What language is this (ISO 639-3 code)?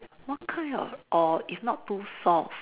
eng